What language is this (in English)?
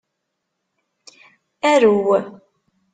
Kabyle